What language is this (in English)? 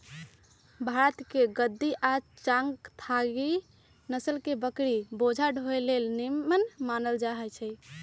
Magahi